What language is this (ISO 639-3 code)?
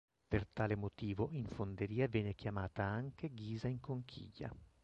ita